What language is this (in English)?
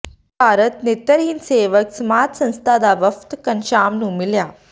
Punjabi